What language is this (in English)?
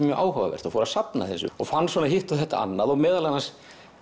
Icelandic